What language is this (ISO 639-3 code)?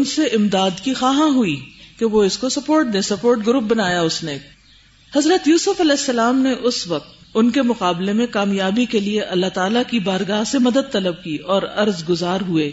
urd